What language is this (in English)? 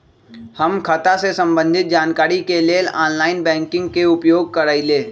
Magahi